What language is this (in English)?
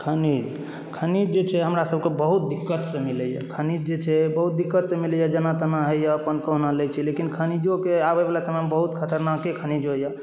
Maithili